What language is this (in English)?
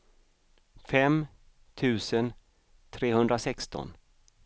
Swedish